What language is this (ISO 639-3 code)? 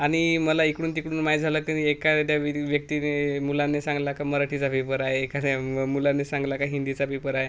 mar